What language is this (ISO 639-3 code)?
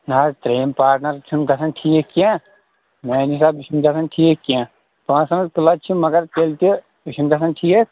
kas